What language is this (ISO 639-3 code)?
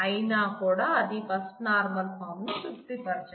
tel